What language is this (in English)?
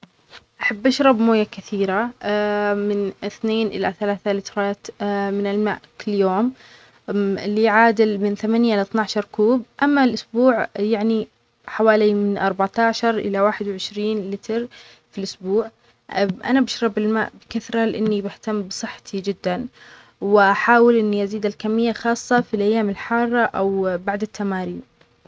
Omani Arabic